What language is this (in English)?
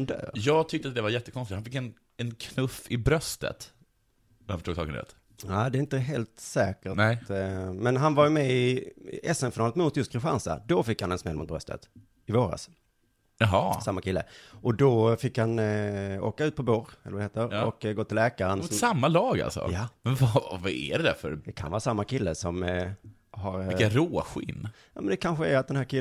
Swedish